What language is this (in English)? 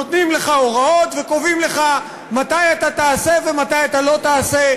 Hebrew